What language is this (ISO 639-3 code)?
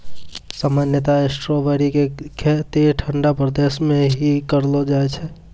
mai